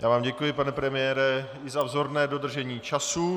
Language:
Czech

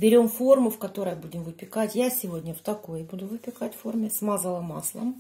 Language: Russian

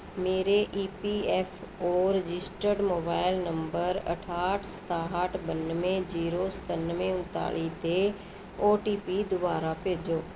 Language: Punjabi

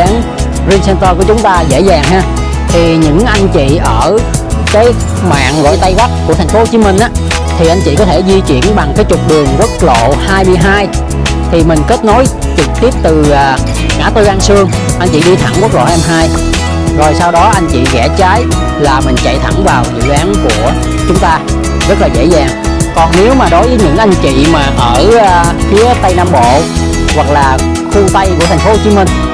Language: Vietnamese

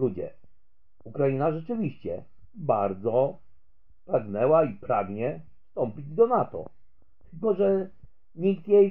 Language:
Polish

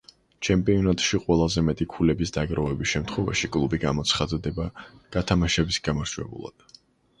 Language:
Georgian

